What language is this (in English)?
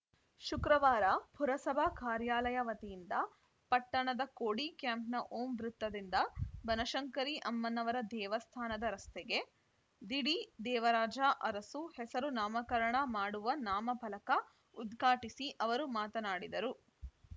Kannada